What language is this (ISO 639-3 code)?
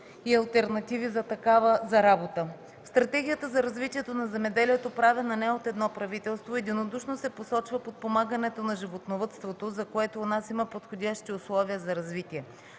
bul